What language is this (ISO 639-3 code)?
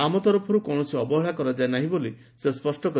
ori